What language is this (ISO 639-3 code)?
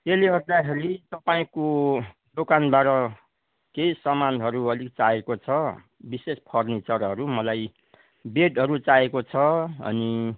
nep